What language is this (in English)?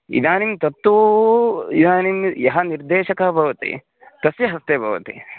Sanskrit